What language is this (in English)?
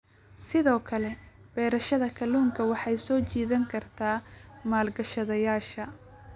Somali